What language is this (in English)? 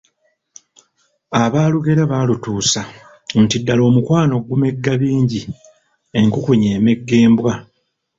Ganda